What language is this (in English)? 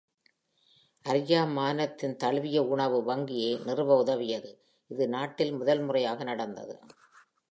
Tamil